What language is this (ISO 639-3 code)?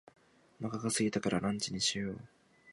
jpn